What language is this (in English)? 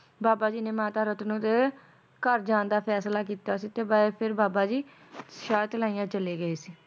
Punjabi